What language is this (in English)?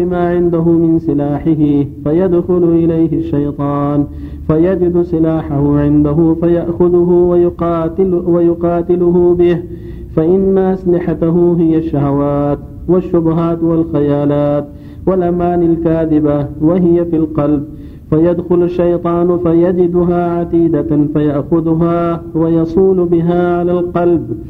Arabic